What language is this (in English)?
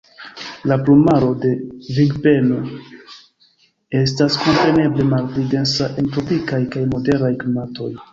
Esperanto